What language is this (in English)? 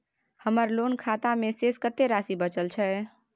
Maithili